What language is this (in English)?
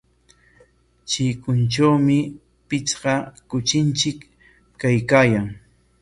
Corongo Ancash Quechua